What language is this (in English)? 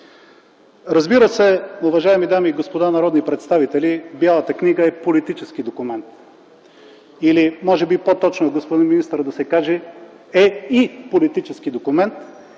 Bulgarian